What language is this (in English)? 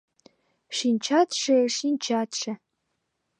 Mari